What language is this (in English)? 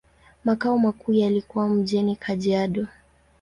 Swahili